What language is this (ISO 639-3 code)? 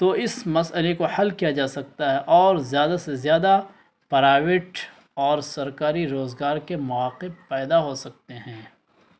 urd